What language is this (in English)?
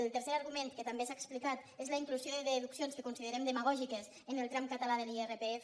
Catalan